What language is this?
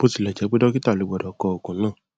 Yoruba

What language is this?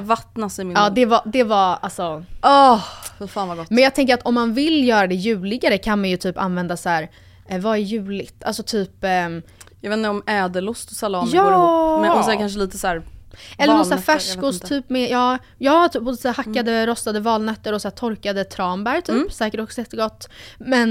Swedish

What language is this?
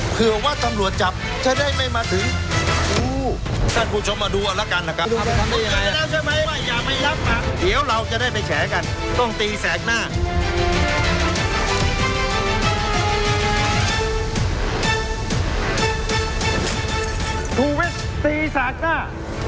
Thai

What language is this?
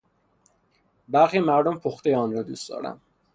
Persian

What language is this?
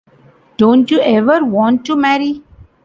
English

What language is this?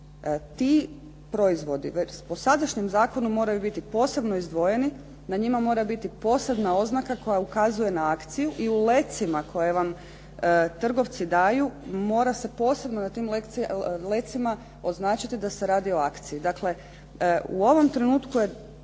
Croatian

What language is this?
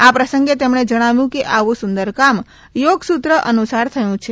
Gujarati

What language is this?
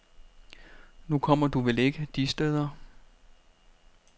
Danish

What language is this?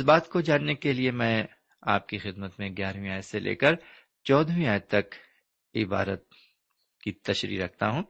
Urdu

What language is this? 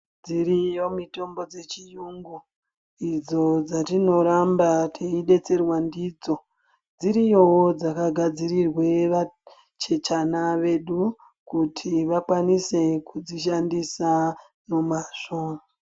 Ndau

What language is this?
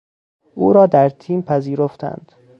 Persian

